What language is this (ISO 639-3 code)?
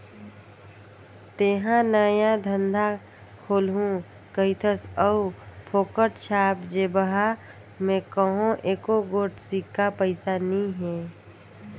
hne